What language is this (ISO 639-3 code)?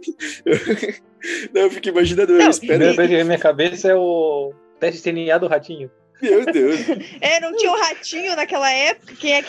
por